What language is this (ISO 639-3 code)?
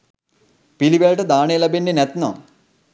sin